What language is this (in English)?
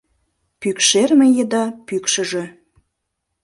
Mari